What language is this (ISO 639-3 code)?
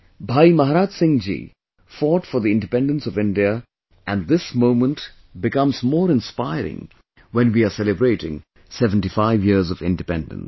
eng